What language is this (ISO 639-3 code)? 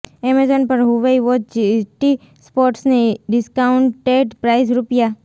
guj